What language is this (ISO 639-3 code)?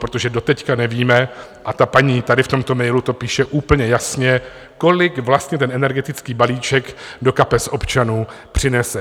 ces